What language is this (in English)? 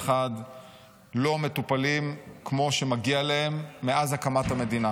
Hebrew